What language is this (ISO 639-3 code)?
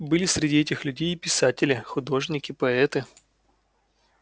rus